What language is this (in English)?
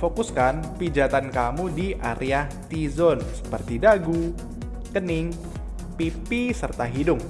Indonesian